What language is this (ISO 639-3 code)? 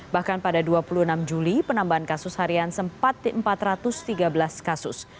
ind